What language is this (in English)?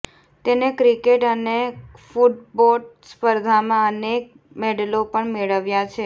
Gujarati